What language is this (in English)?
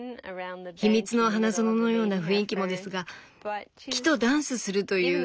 Japanese